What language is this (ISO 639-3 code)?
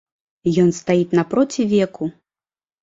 bel